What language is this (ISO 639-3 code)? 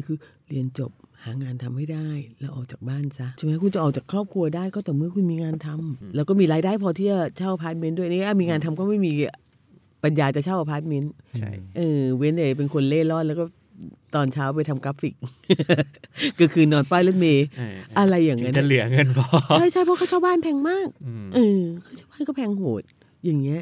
tha